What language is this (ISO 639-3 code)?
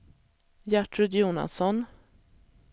swe